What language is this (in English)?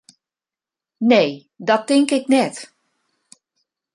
Western Frisian